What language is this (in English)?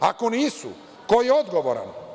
Serbian